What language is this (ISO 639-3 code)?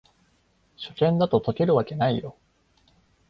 jpn